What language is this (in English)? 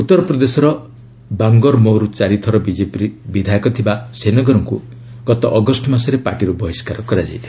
Odia